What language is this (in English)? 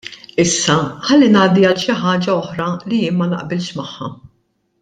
Maltese